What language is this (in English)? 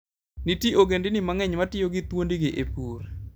Luo (Kenya and Tanzania)